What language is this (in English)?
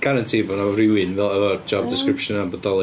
Welsh